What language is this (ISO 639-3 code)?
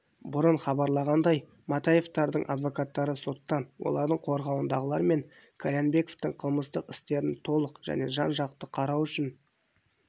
kaz